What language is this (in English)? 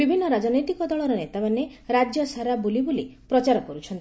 Odia